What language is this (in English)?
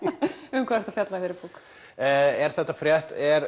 Icelandic